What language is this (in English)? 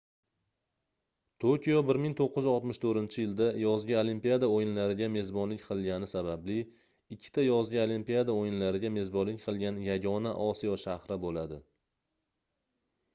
Uzbek